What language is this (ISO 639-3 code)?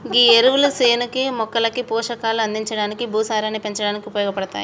tel